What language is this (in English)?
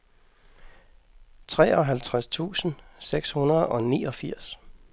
Danish